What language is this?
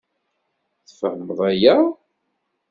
Kabyle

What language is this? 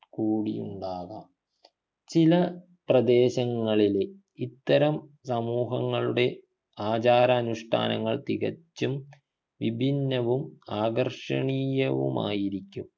Malayalam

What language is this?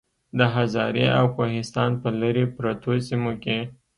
Pashto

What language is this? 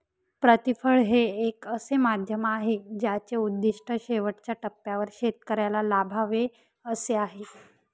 Marathi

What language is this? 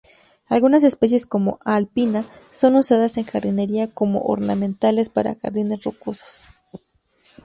Spanish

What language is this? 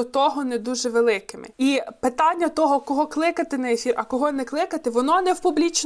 Ukrainian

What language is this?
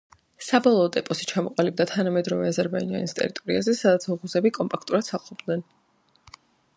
Georgian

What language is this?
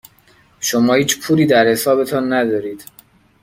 Persian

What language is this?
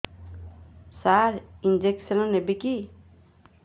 Odia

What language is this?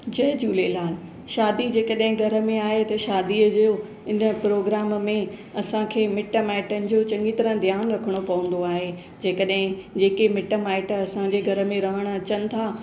Sindhi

